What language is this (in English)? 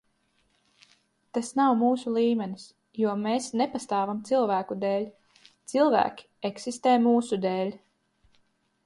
Latvian